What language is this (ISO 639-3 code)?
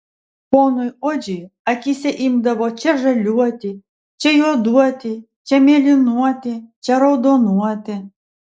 lit